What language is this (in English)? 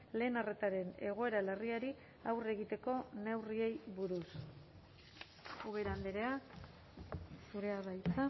Basque